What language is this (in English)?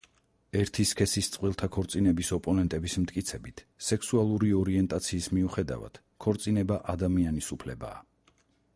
Georgian